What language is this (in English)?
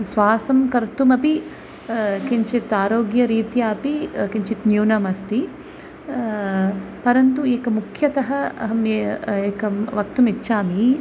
Sanskrit